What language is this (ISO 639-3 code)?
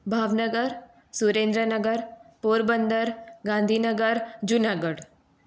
guj